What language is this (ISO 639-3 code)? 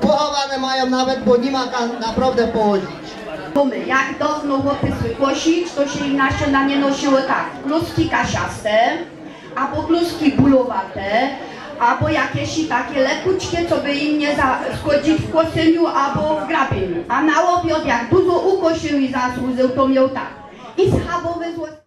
pol